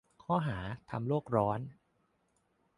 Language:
Thai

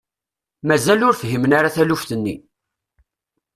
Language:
Kabyle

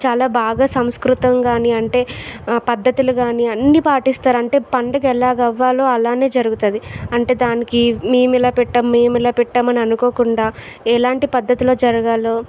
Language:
Telugu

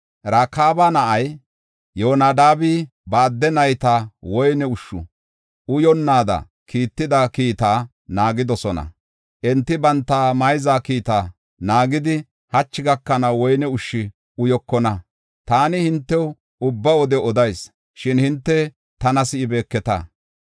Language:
Gofa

